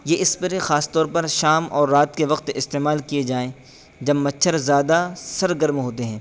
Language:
Urdu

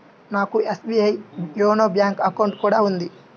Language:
Telugu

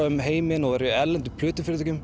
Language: Icelandic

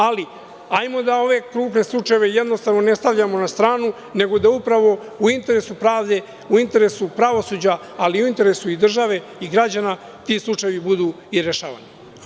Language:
Serbian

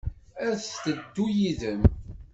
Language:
Kabyle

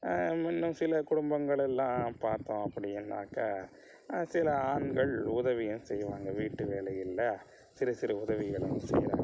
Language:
Tamil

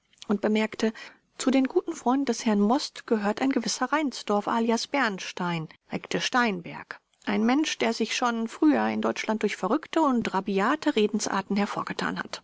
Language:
German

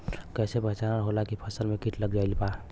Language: Bhojpuri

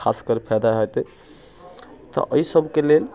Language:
Maithili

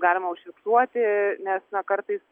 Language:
Lithuanian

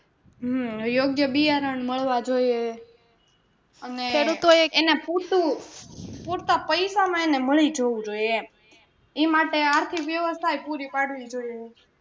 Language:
Gujarati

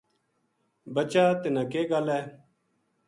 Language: Gujari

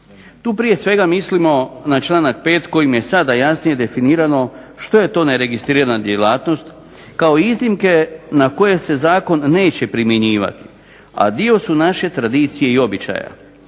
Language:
Croatian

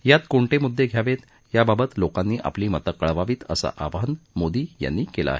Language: Marathi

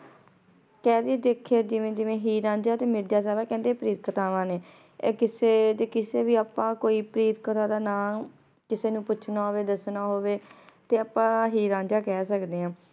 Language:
Punjabi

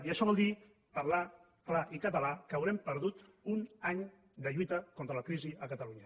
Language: Catalan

